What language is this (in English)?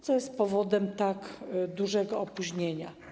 Polish